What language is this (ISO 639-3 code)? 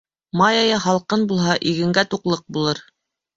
bak